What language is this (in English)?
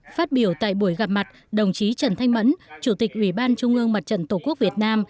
Vietnamese